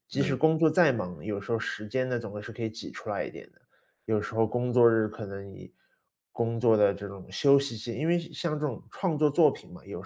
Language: Chinese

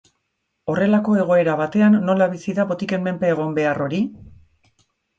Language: Basque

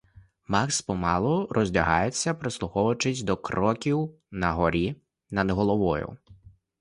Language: Ukrainian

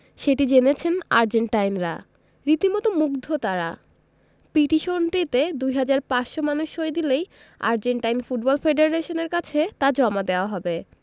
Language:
Bangla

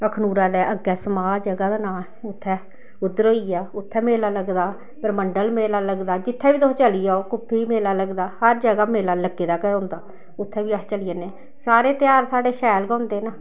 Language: Dogri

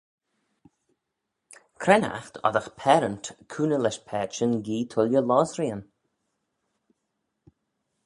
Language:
Manx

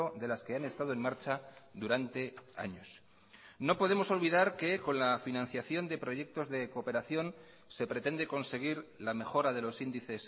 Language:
Spanish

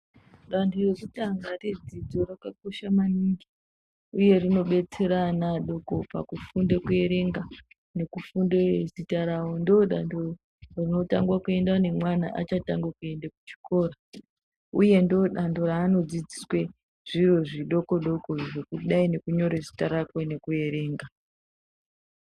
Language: Ndau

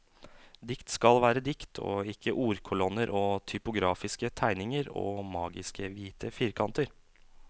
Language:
Norwegian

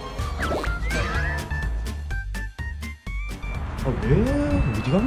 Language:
Korean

